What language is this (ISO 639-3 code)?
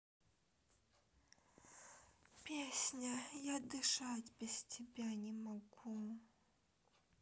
rus